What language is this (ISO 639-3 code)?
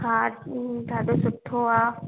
snd